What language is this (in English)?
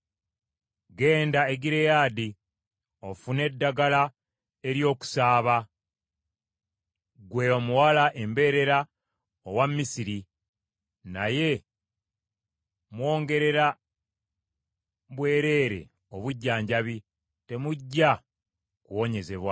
Ganda